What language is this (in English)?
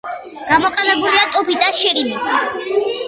Georgian